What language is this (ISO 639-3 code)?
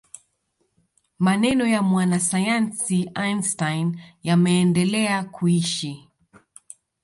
swa